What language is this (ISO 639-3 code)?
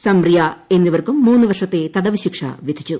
mal